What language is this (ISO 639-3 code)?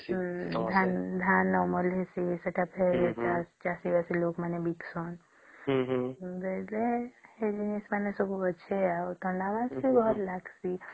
ori